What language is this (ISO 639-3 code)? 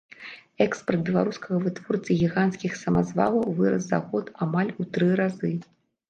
bel